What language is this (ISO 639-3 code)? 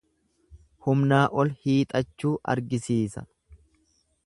orm